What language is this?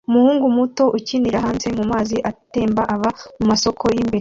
Kinyarwanda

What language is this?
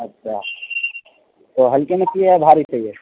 Urdu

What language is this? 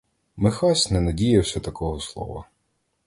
Ukrainian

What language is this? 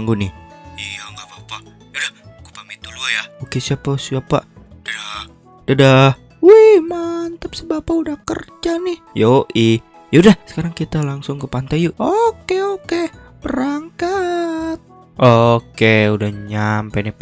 Indonesian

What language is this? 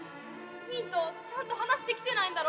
Japanese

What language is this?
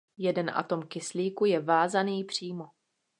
Czech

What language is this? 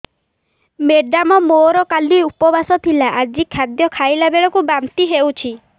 Odia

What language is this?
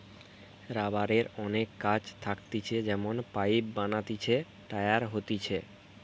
Bangla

